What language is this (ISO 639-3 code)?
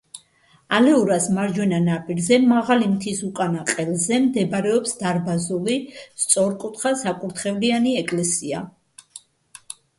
kat